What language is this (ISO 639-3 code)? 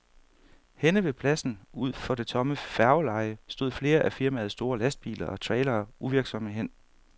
dan